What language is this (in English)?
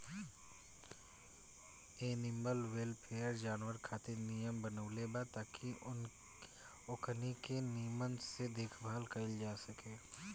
Bhojpuri